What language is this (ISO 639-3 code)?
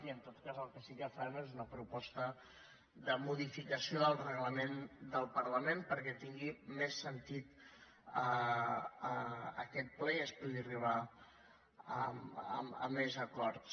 cat